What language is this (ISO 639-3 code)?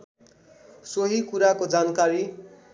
nep